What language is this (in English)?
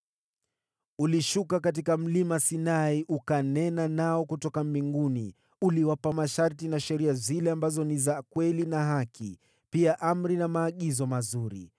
Swahili